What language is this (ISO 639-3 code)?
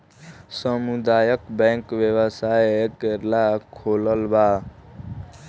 bho